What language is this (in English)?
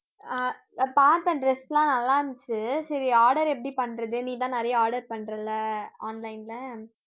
Tamil